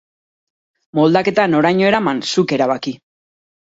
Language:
Basque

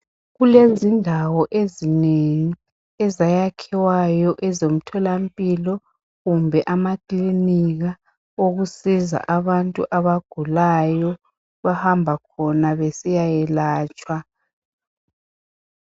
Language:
North Ndebele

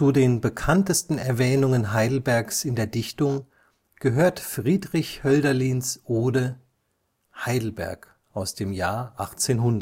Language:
German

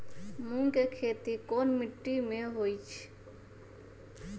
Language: Magahi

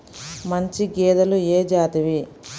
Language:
Telugu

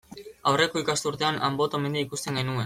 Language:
Basque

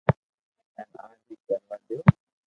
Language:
Loarki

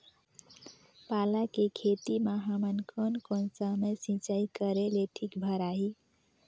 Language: Chhattisgarhi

